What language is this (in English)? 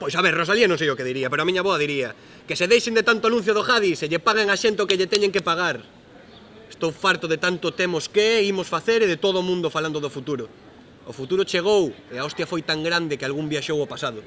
Galician